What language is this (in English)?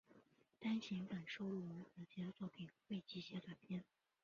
Chinese